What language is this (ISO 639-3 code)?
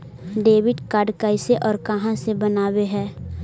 mag